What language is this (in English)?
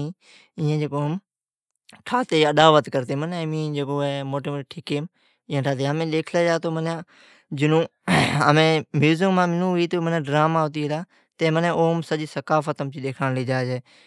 Od